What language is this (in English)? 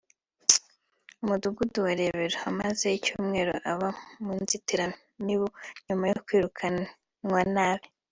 Kinyarwanda